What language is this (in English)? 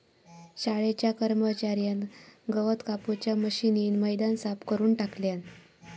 Marathi